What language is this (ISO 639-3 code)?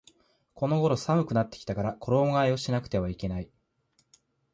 jpn